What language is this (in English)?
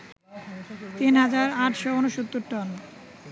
Bangla